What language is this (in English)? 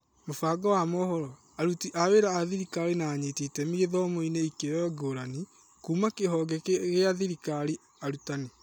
Kikuyu